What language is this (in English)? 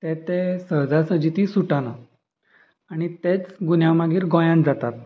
Konkani